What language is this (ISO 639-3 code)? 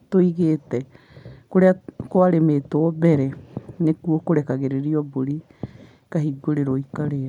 kik